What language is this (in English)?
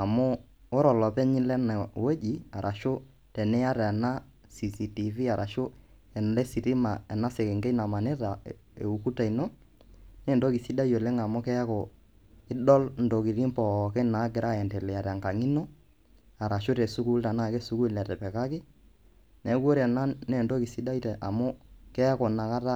Masai